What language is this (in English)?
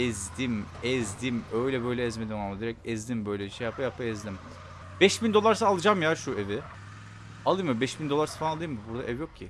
Turkish